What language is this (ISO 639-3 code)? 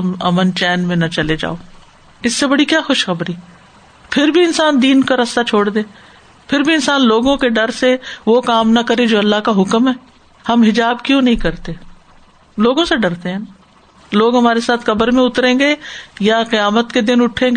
urd